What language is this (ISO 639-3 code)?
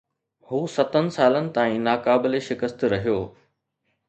snd